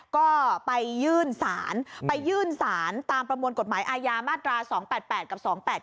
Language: Thai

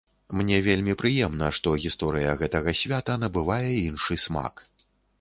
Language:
Belarusian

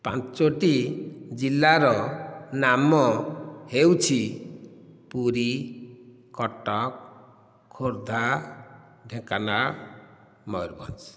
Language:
Odia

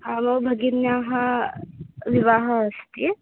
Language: Sanskrit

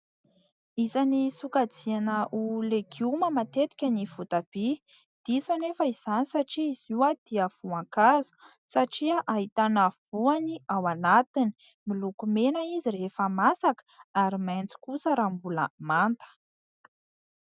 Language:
Malagasy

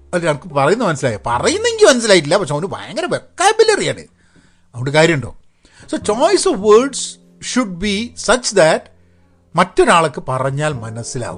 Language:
Malayalam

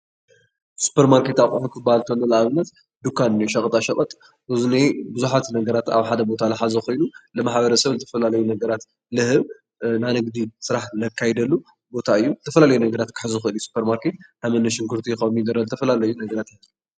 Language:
Tigrinya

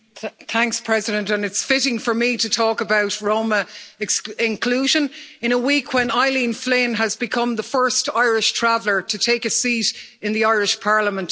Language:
English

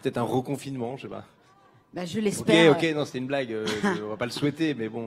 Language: French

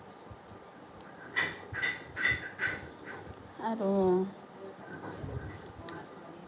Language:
Assamese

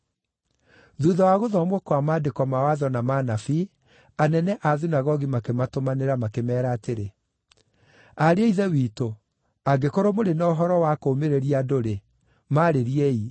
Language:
Kikuyu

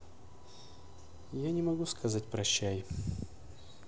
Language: Russian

